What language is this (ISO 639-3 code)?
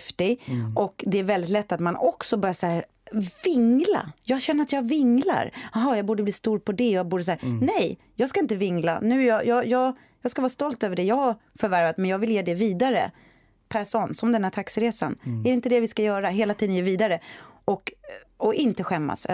swe